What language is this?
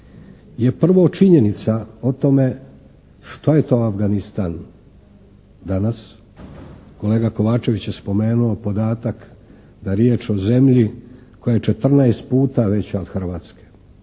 Croatian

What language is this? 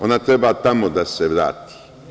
Serbian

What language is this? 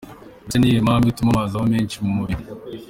Kinyarwanda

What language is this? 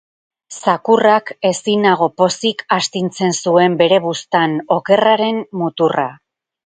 Basque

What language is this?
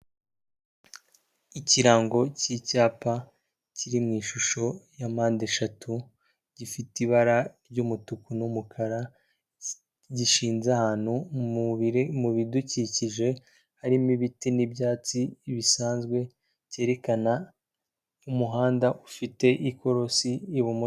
Kinyarwanda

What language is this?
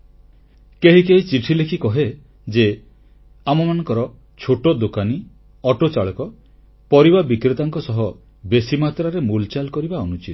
Odia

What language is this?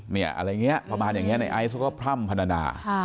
Thai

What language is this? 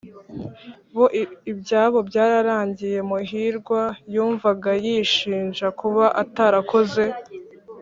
Kinyarwanda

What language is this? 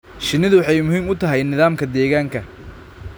Somali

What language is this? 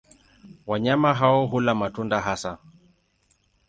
Swahili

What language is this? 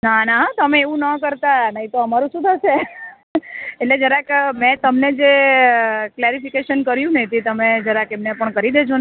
Gujarati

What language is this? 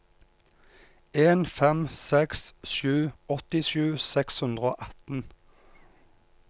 Norwegian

